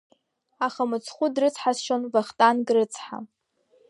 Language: Abkhazian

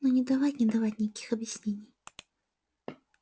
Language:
Russian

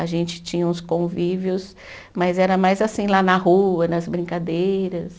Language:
Portuguese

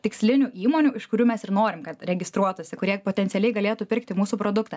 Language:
Lithuanian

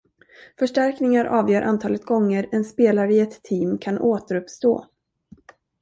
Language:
Swedish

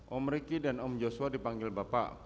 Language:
Indonesian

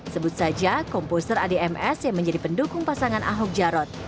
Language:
Indonesian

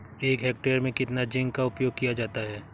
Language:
Hindi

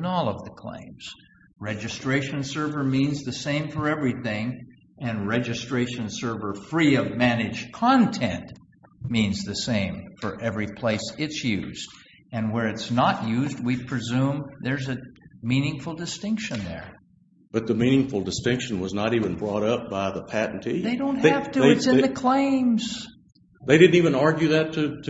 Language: English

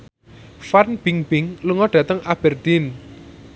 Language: Javanese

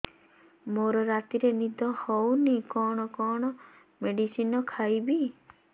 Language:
Odia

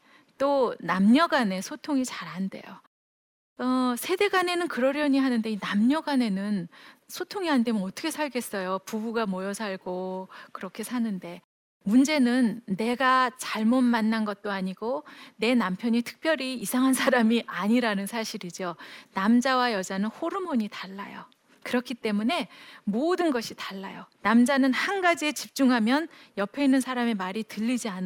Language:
Korean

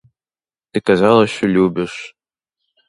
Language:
Ukrainian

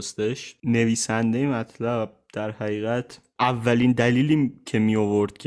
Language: Persian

